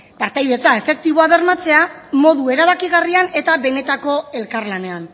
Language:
Basque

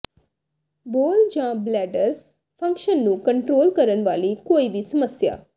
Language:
Punjabi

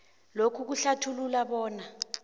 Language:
South Ndebele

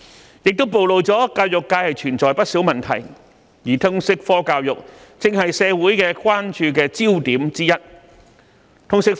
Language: Cantonese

